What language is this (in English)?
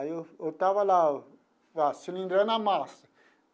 Portuguese